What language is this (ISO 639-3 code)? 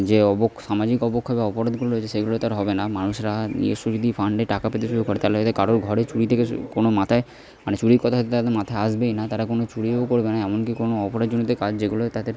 ben